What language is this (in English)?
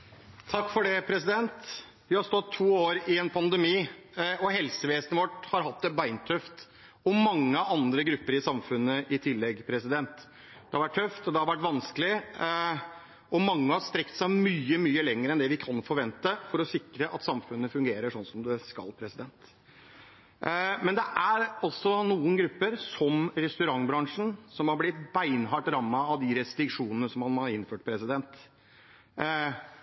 Norwegian